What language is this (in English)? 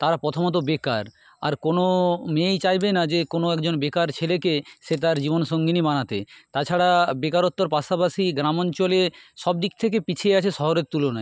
Bangla